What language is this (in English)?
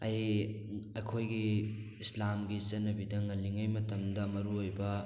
Manipuri